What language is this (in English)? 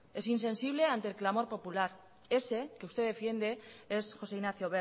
Spanish